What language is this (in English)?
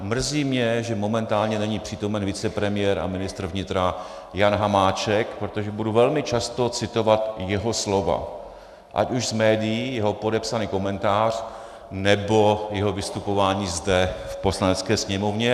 Czech